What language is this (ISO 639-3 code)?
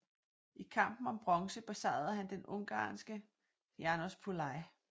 dan